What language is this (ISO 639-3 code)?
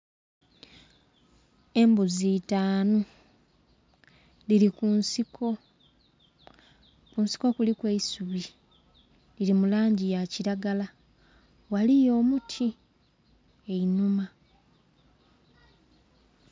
xog